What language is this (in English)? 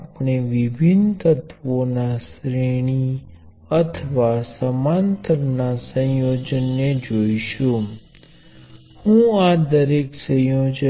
Gujarati